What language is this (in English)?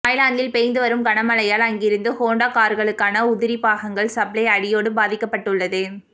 Tamil